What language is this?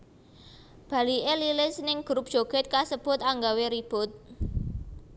Javanese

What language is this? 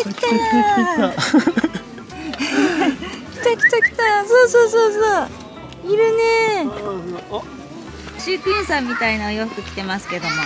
Japanese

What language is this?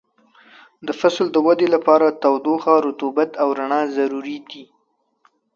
Pashto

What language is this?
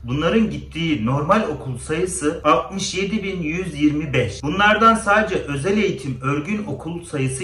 Turkish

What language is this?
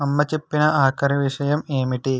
Telugu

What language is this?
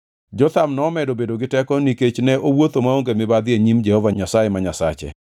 Luo (Kenya and Tanzania)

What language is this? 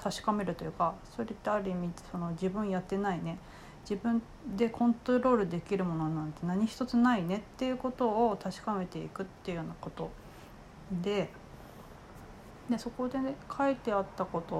Japanese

